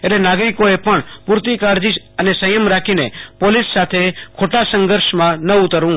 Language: Gujarati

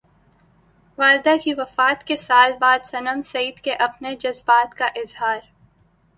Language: Urdu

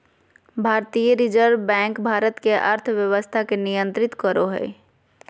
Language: Magahi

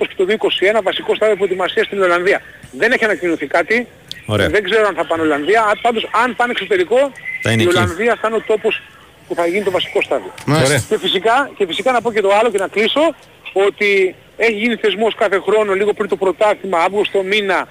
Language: Greek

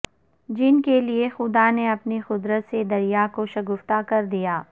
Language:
Urdu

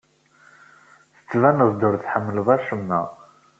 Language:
Kabyle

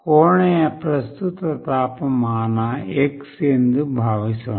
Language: Kannada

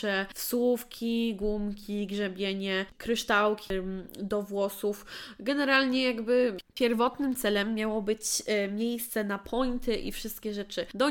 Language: Polish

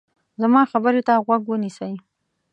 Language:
Pashto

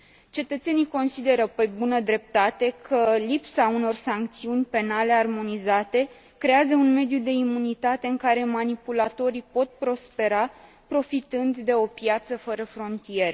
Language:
Romanian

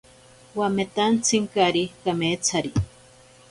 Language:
Ashéninka Perené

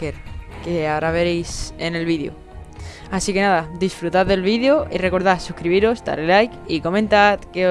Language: Spanish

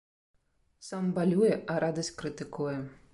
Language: Belarusian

